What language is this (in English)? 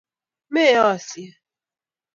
Kalenjin